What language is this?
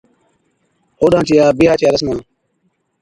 Od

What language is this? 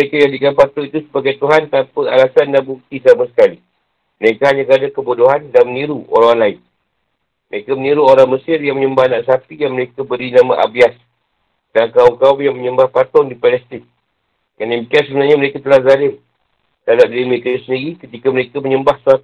Malay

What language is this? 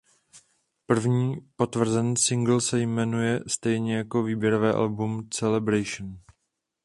Czech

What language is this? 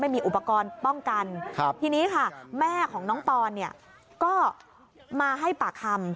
Thai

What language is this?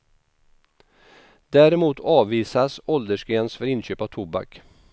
Swedish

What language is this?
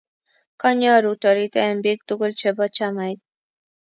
Kalenjin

